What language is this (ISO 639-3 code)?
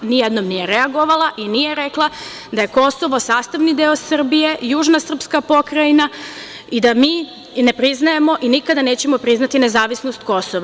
srp